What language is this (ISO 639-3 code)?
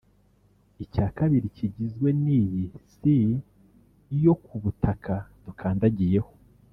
kin